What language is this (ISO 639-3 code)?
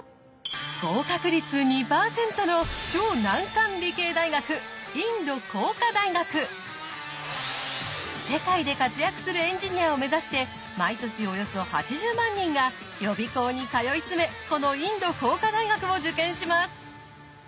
jpn